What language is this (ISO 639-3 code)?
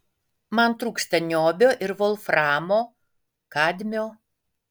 lit